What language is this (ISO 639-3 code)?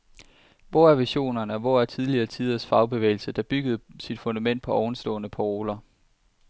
dan